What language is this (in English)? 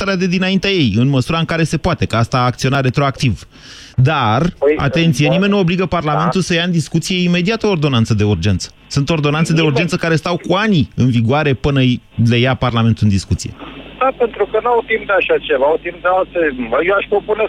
Romanian